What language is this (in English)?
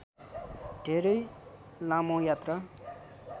Nepali